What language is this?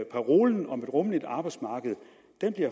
Danish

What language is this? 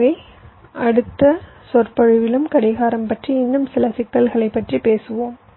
Tamil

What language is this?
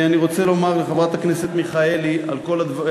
Hebrew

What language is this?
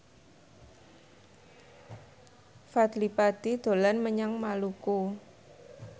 Javanese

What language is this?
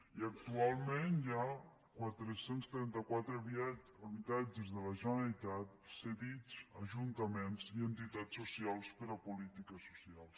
Catalan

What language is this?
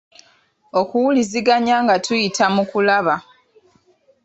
Ganda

